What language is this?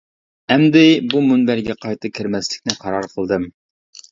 Uyghur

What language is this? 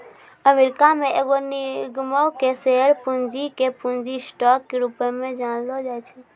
Maithili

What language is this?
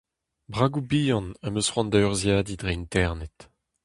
Breton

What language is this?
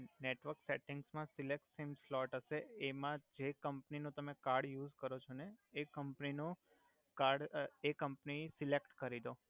Gujarati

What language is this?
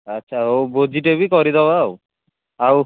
Odia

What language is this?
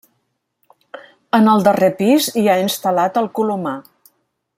Catalan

